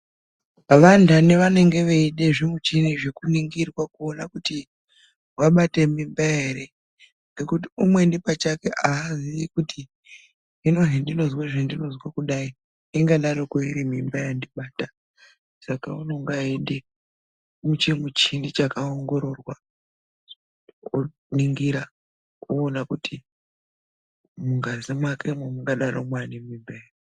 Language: Ndau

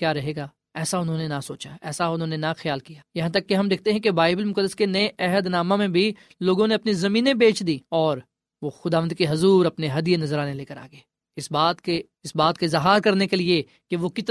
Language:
Urdu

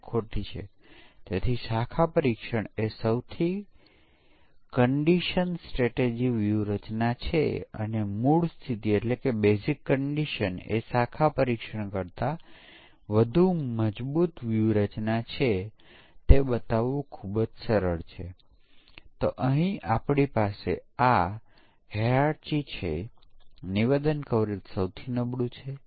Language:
Gujarati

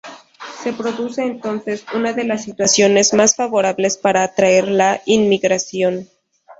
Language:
Spanish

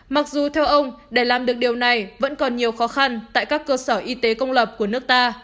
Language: Vietnamese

